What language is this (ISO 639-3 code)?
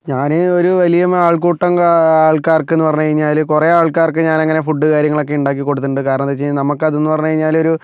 mal